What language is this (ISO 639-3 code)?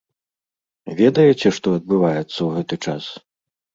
bel